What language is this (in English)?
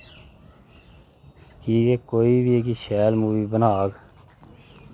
Dogri